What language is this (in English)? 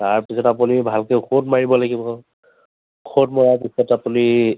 Assamese